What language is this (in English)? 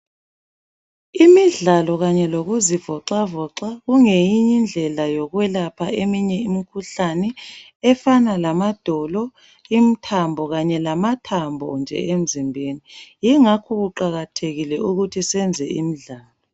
North Ndebele